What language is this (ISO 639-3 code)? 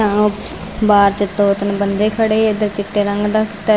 pan